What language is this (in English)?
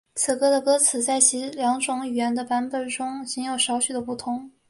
Chinese